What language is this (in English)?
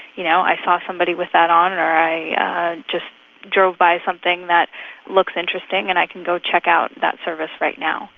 English